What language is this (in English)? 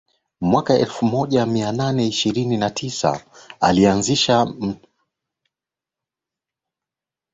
Swahili